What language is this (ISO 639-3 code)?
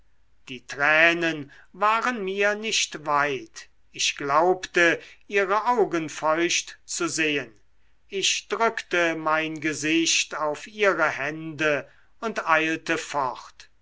deu